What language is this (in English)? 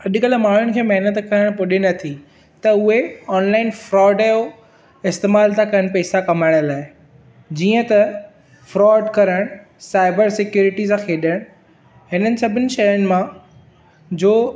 Sindhi